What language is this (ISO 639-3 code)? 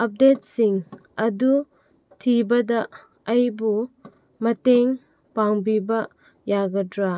mni